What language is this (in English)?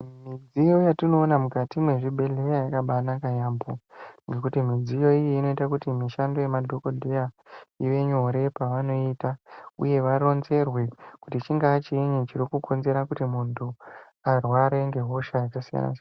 Ndau